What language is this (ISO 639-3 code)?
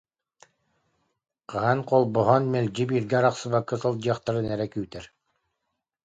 sah